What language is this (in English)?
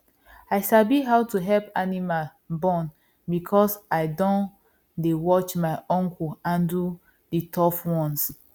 Nigerian Pidgin